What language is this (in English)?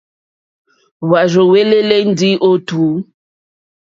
Mokpwe